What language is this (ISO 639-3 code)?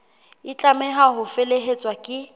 sot